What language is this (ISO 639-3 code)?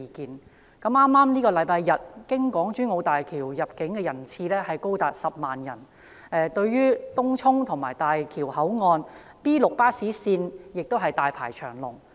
yue